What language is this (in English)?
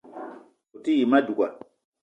Eton (Cameroon)